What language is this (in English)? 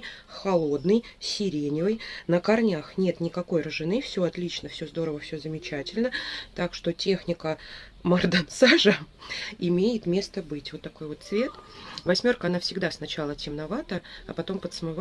Russian